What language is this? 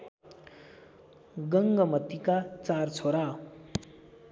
Nepali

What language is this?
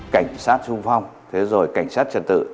Vietnamese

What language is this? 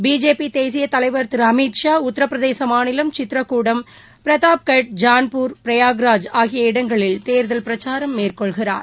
Tamil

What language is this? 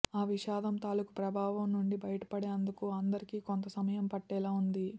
Telugu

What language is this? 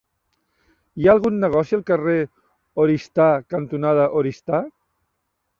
Catalan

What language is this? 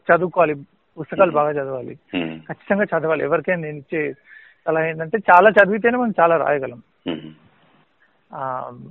Telugu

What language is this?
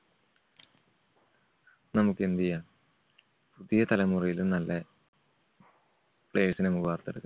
Malayalam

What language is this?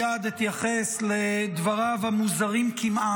Hebrew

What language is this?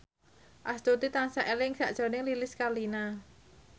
Javanese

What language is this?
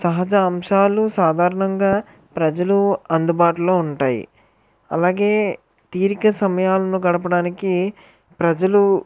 Telugu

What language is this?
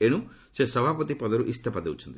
Odia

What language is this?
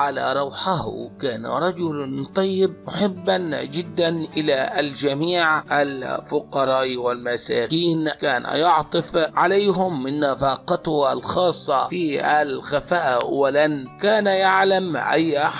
Arabic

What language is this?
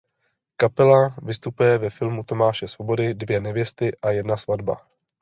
Czech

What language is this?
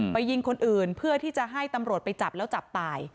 Thai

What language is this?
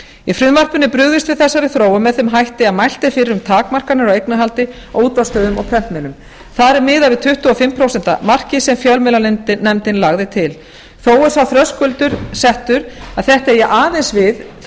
Icelandic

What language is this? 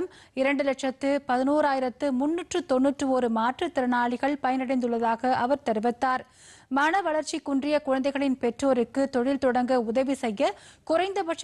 Arabic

